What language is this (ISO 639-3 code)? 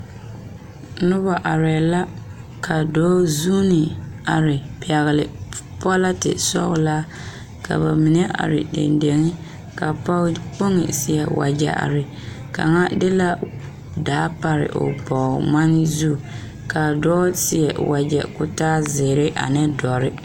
dga